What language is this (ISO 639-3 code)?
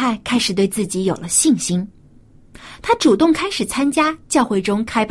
zho